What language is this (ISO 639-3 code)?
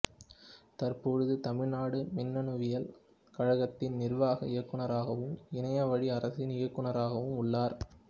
tam